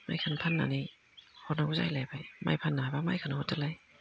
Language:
Bodo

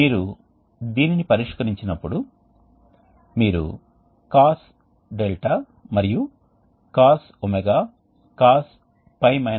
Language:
Telugu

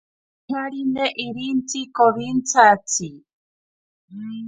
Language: Ashéninka Perené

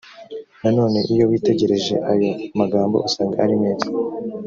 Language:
Kinyarwanda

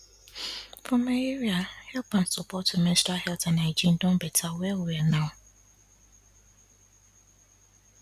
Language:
Nigerian Pidgin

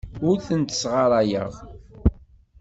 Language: Kabyle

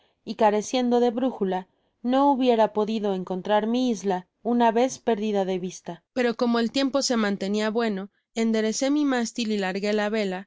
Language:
Spanish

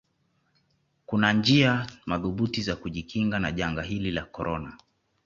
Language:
Swahili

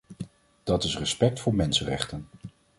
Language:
Dutch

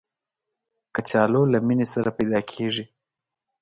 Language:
Pashto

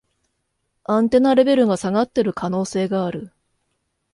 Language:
Japanese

